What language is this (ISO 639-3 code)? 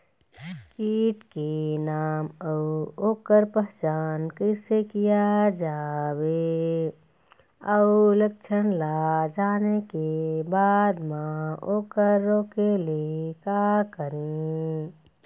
hne